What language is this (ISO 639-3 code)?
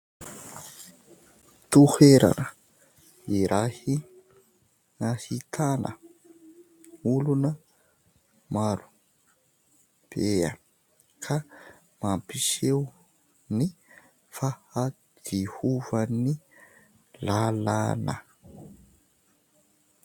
mlg